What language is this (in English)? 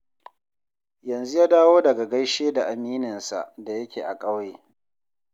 Hausa